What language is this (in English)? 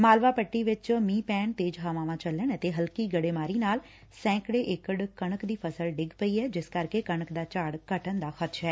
Punjabi